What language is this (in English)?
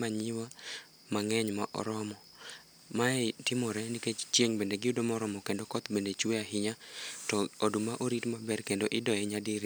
Luo (Kenya and Tanzania)